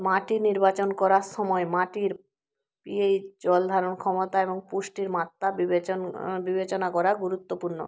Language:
Bangla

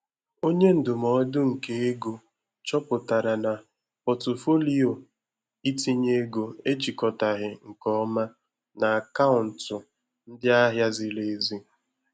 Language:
Igbo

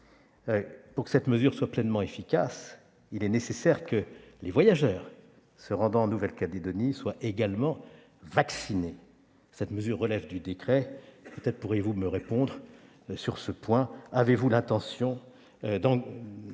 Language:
French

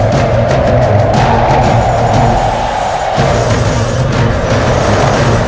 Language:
Indonesian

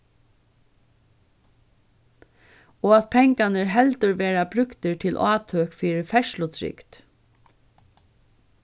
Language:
Faroese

